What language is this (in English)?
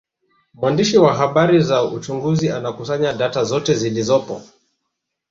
Swahili